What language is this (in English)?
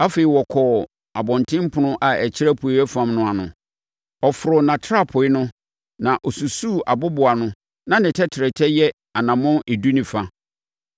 Akan